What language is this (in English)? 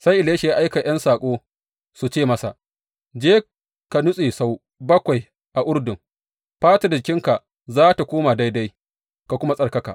Hausa